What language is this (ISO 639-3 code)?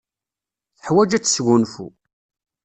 kab